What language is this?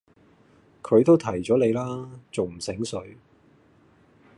Cantonese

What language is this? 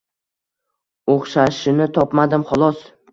Uzbek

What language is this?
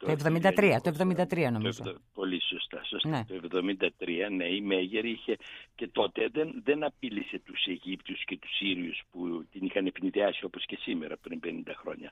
Greek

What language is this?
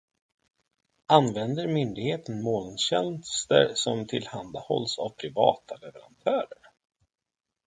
Swedish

